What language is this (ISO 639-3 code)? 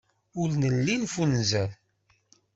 kab